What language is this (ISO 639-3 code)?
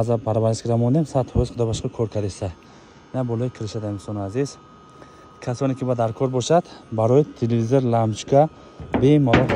fas